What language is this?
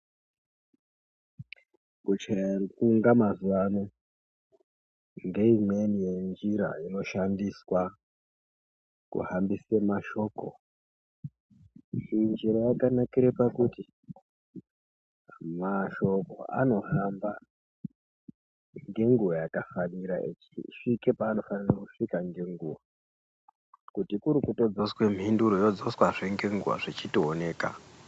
Ndau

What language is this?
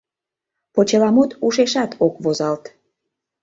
Mari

